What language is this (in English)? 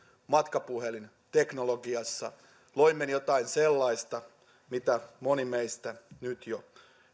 Finnish